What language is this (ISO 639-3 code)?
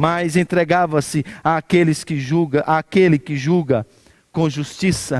por